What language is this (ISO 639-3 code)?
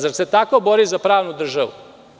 srp